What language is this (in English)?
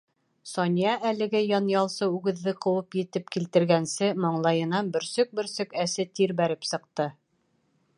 Bashkir